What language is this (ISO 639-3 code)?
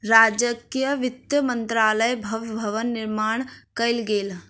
mai